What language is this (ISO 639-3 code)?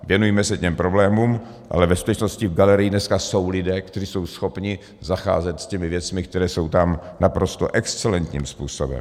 ces